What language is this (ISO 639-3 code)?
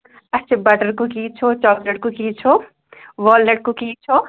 kas